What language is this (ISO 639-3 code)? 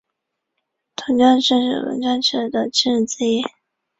zho